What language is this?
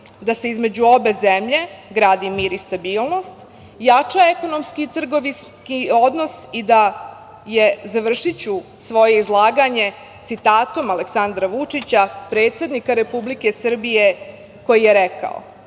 Serbian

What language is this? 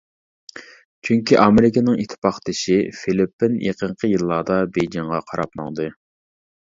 Uyghur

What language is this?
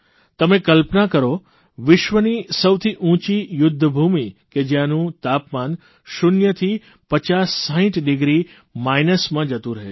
Gujarati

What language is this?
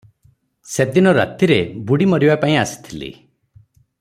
Odia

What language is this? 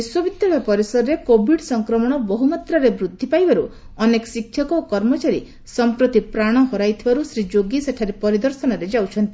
Odia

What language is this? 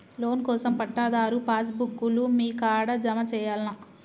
Telugu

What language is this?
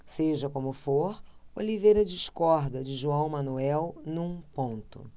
Portuguese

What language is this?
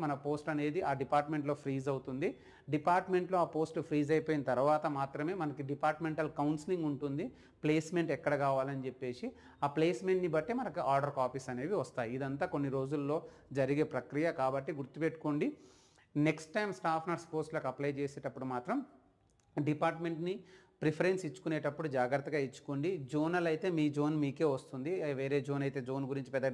Telugu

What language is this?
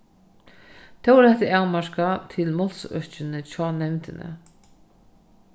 Faroese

